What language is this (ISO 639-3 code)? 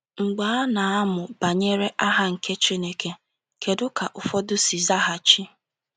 ibo